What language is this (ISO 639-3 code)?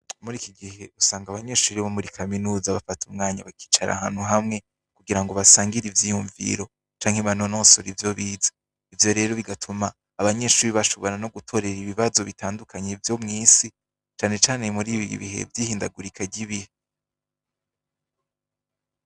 run